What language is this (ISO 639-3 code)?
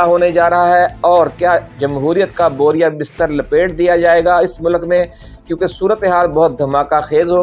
urd